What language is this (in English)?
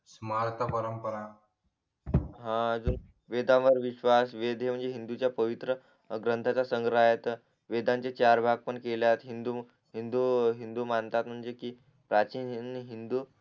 Marathi